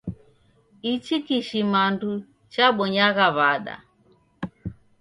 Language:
Taita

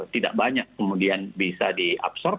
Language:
Indonesian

